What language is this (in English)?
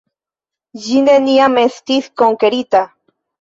Esperanto